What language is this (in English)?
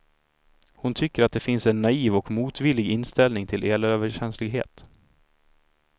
Swedish